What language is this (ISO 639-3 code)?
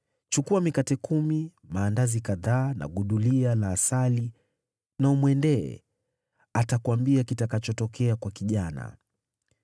swa